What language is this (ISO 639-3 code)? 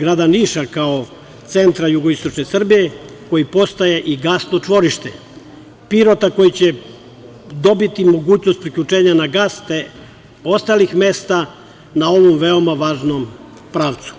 srp